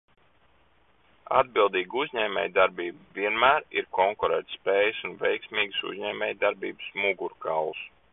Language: Latvian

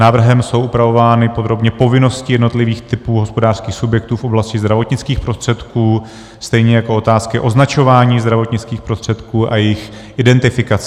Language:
Czech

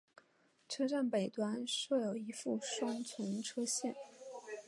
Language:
Chinese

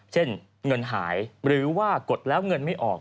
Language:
Thai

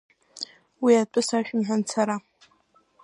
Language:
Abkhazian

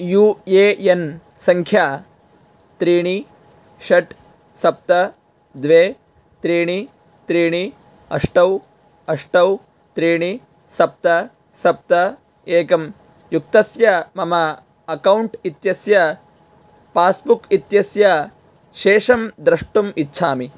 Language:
Sanskrit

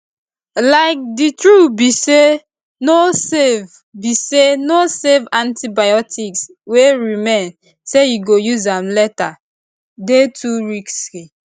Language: Nigerian Pidgin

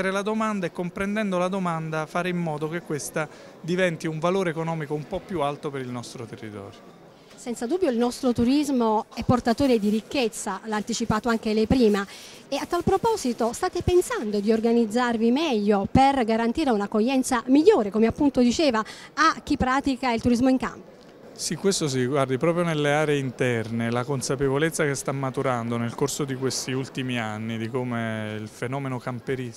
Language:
Italian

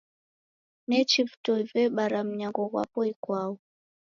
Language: Taita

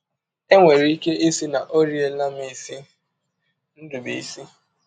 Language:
Igbo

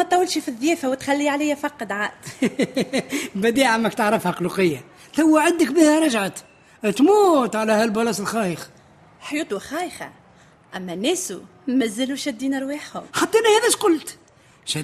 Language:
Arabic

